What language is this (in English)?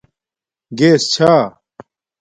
Domaaki